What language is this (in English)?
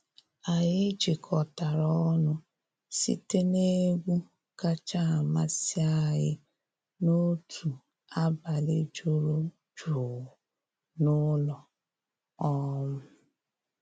Igbo